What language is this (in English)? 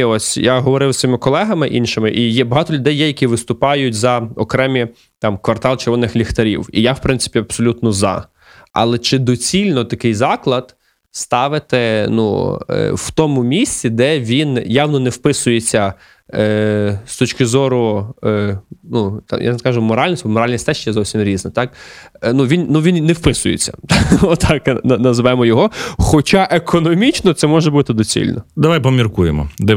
Ukrainian